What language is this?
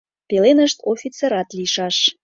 Mari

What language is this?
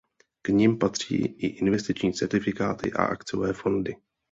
Czech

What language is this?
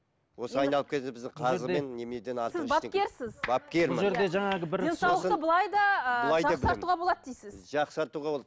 Kazakh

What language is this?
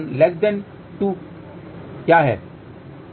Hindi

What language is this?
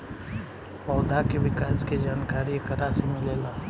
Bhojpuri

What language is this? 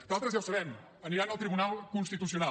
Catalan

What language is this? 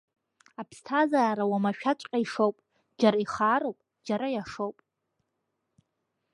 Abkhazian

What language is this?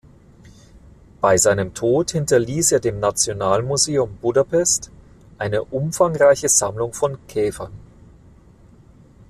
German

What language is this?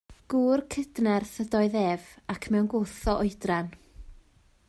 Welsh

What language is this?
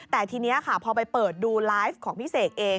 Thai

